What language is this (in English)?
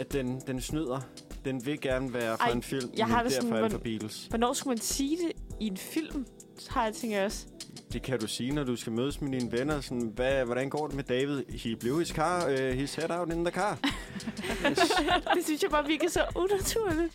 Danish